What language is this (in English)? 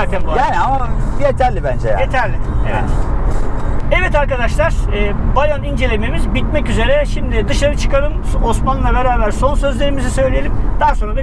Turkish